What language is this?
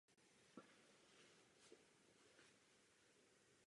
Czech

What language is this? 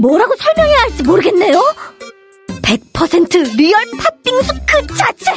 Korean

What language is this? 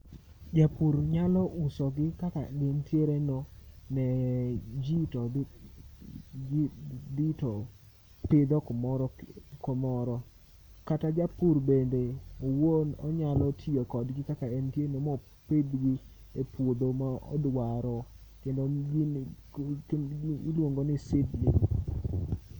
Luo (Kenya and Tanzania)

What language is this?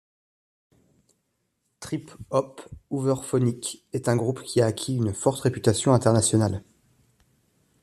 French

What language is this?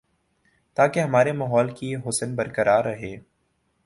Urdu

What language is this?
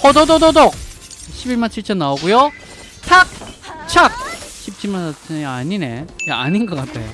Korean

